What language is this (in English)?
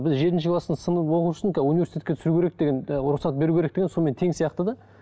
Kazakh